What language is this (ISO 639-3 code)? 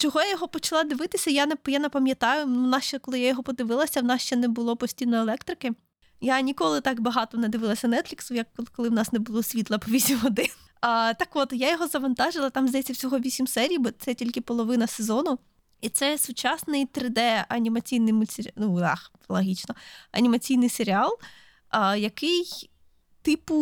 ukr